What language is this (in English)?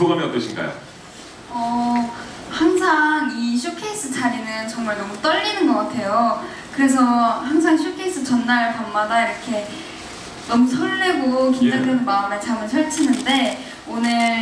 Korean